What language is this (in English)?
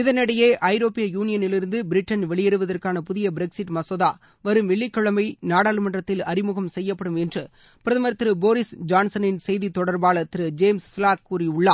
Tamil